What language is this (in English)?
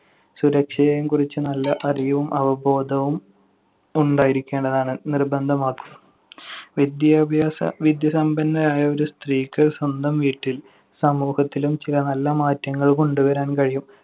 Malayalam